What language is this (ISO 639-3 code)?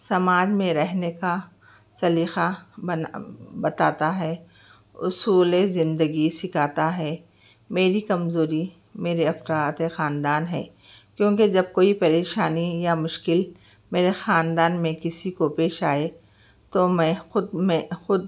urd